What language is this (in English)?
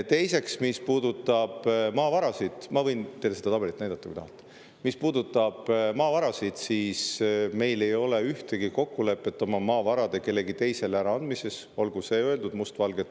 Estonian